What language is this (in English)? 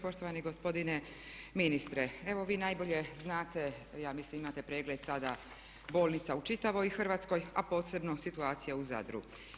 Croatian